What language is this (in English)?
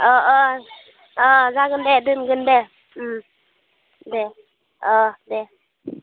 Bodo